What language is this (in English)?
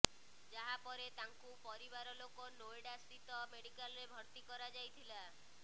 Odia